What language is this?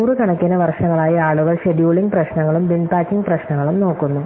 Malayalam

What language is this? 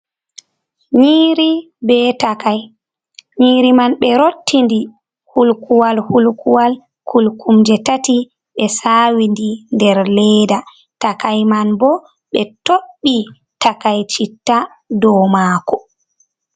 Fula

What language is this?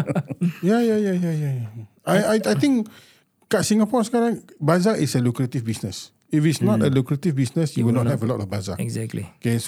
Malay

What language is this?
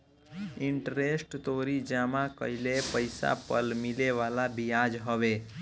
Bhojpuri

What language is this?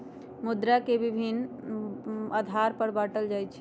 Magahi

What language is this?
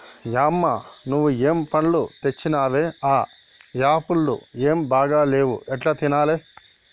Telugu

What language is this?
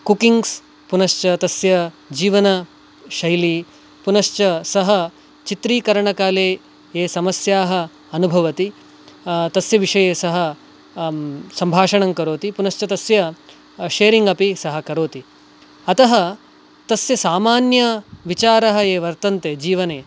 Sanskrit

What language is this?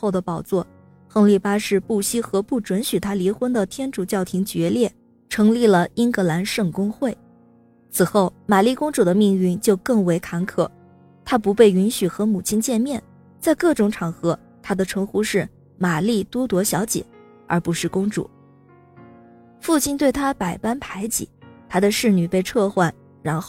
Chinese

